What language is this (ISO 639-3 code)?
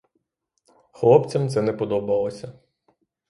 ukr